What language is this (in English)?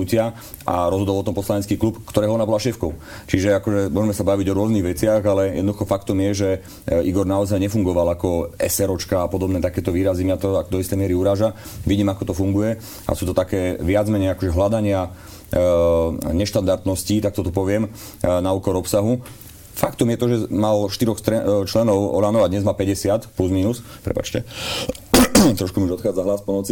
Slovak